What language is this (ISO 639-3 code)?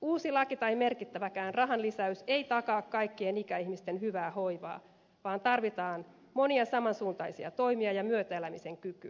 fin